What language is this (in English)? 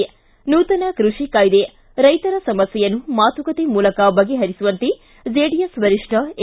Kannada